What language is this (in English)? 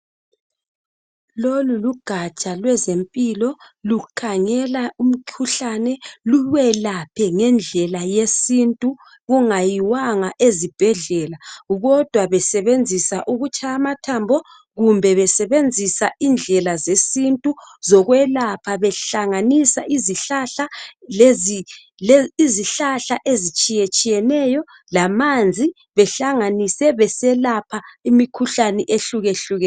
North Ndebele